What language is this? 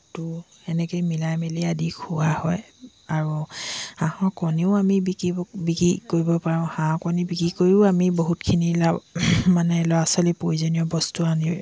Assamese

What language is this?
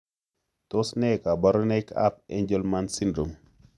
Kalenjin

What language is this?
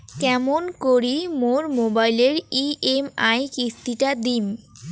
Bangla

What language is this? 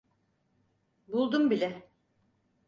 Turkish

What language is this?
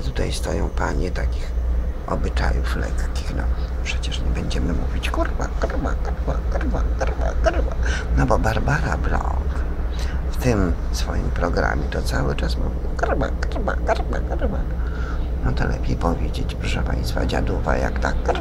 Polish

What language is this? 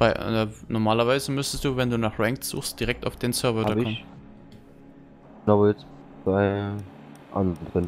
German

